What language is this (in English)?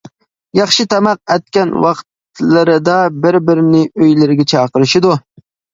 Uyghur